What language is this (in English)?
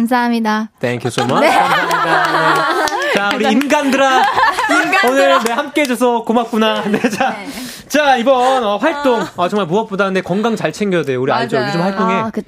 Korean